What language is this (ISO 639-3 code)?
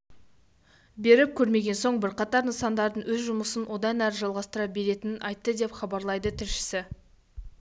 kaz